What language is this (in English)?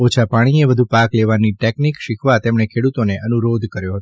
Gujarati